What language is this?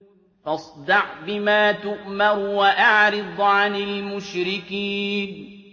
Arabic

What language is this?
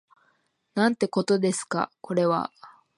Japanese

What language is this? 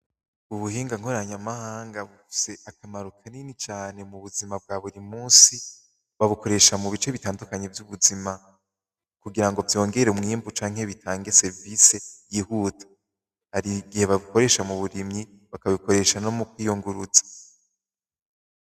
Rundi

